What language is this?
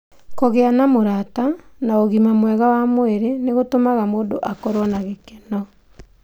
Kikuyu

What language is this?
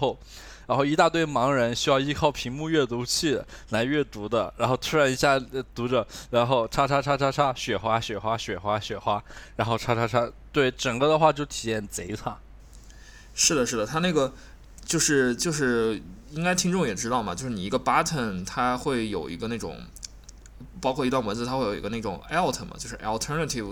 Chinese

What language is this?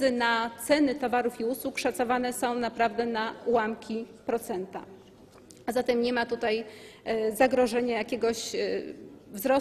Polish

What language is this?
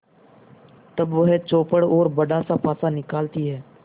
Hindi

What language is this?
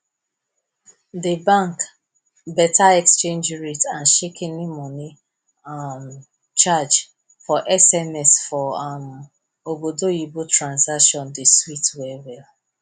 Nigerian Pidgin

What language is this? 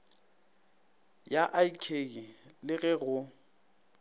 Northern Sotho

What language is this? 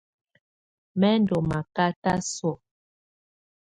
Tunen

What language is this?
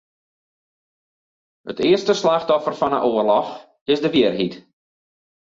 Western Frisian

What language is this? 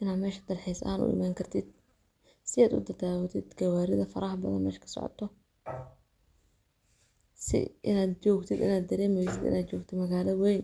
Somali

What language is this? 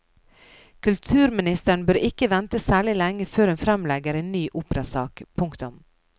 Norwegian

